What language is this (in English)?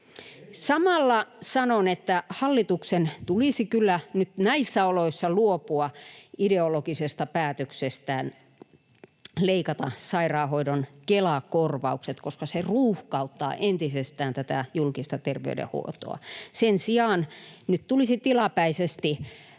Finnish